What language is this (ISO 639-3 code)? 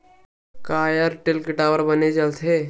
hne